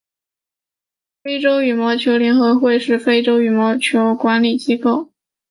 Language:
Chinese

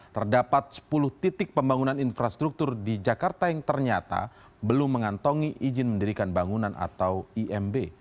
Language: Indonesian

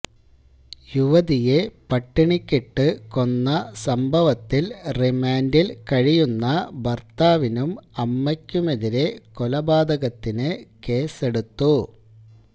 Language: Malayalam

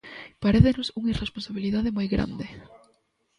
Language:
Galician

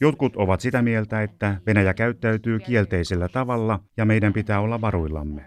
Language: Finnish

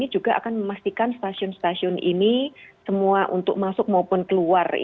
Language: Indonesian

